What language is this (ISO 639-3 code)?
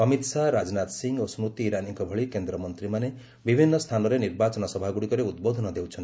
ori